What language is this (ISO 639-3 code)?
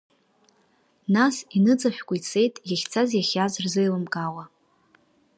abk